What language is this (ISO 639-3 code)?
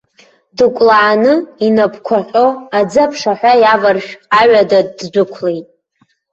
abk